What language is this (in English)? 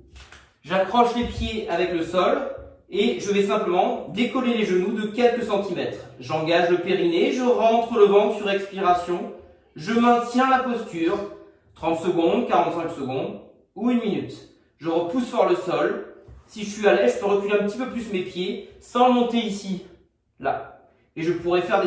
French